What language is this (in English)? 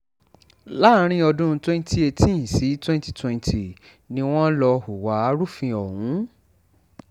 Yoruba